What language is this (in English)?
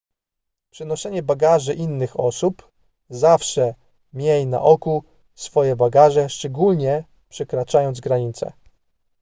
Polish